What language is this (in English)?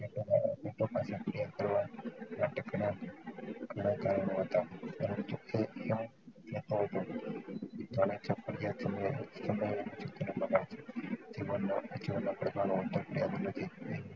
Gujarati